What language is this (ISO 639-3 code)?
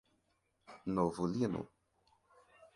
por